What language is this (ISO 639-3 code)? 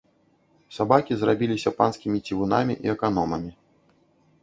bel